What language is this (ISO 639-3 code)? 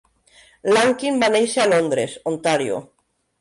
cat